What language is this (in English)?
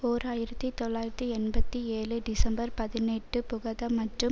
Tamil